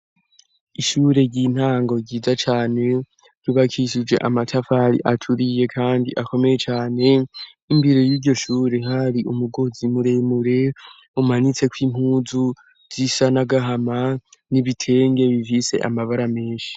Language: Rundi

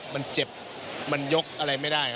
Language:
Thai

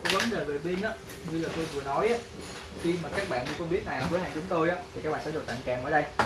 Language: Vietnamese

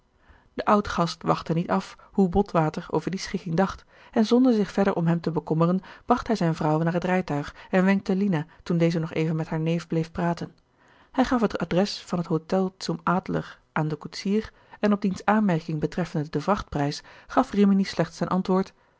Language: Dutch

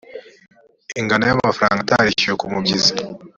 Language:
Kinyarwanda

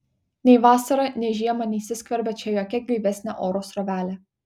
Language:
Lithuanian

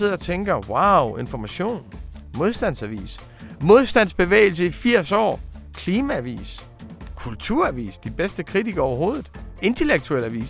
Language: Danish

